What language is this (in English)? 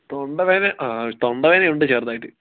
Malayalam